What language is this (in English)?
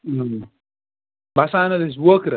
Kashmiri